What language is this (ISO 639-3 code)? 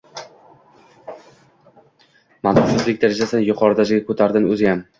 uzb